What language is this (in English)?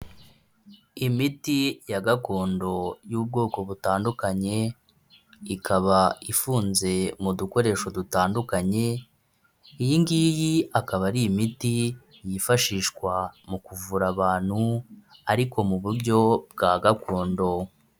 Kinyarwanda